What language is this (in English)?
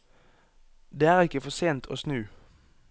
Norwegian